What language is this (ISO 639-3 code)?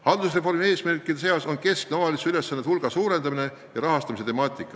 est